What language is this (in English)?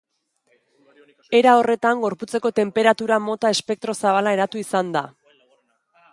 Basque